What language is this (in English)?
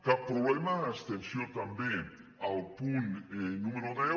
Catalan